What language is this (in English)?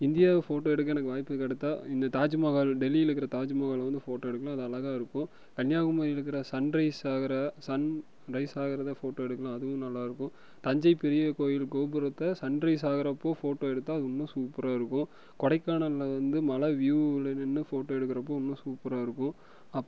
Tamil